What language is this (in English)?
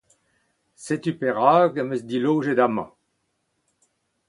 Breton